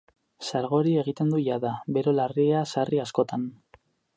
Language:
Basque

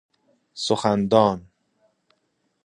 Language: Persian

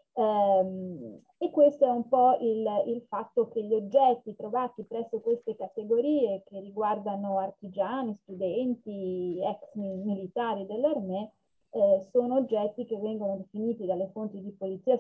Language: Italian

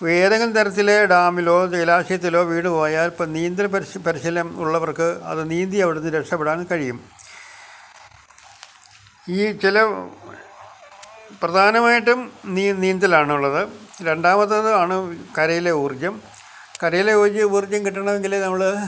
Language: Malayalam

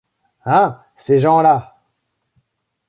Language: French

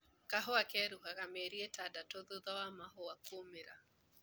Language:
Kikuyu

